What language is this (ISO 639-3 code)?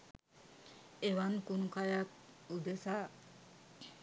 sin